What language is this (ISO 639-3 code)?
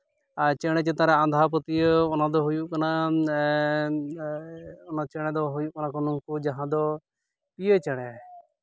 sat